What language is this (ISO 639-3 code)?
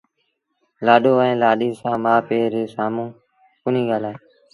sbn